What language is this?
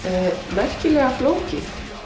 Icelandic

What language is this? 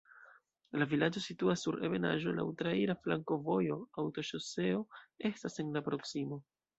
Esperanto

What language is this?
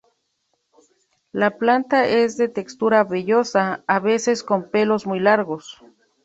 Spanish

